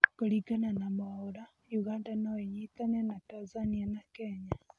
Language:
Kikuyu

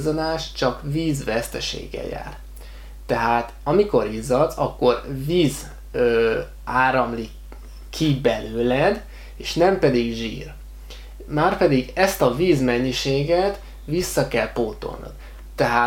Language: Hungarian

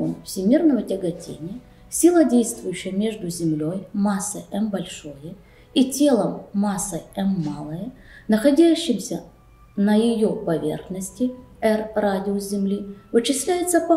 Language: Russian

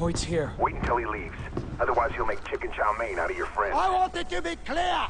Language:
Korean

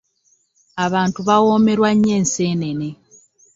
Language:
Ganda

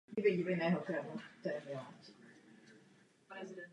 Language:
Czech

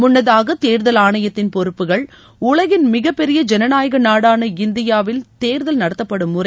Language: Tamil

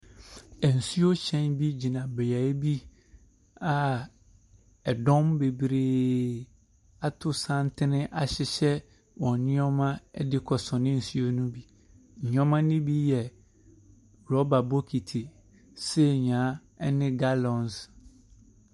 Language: Akan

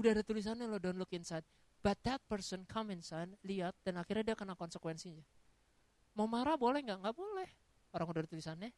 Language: Indonesian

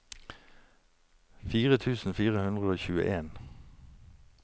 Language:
Norwegian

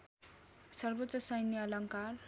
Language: Nepali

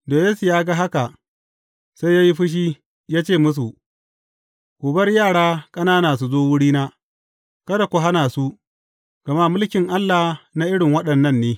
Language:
Hausa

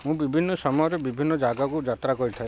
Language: Odia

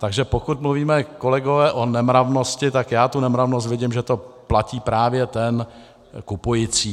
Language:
Czech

